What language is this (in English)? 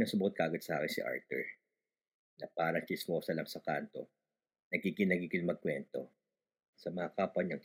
Filipino